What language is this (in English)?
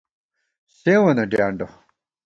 Gawar-Bati